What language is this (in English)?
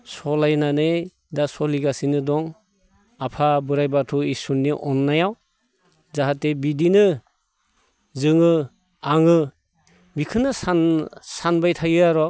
Bodo